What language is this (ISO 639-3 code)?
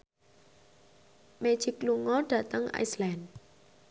jav